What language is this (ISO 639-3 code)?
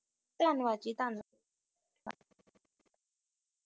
pan